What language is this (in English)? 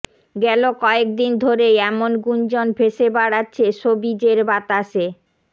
Bangla